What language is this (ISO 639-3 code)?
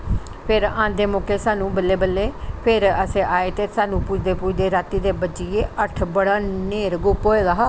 doi